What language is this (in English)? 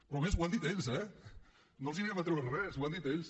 Catalan